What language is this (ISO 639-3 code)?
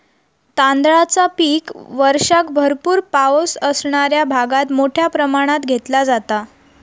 mar